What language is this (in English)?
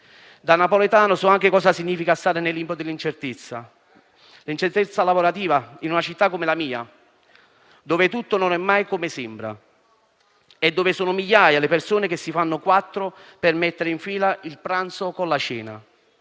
Italian